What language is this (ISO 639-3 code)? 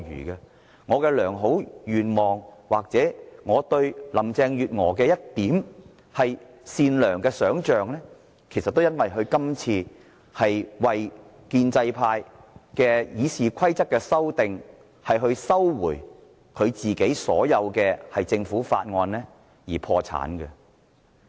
yue